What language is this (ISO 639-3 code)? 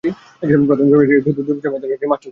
ben